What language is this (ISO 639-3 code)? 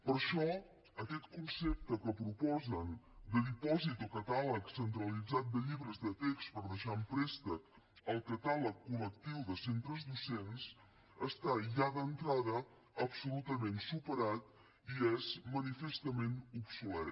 cat